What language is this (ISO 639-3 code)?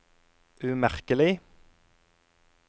nor